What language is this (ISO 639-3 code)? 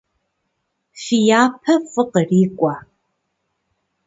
kbd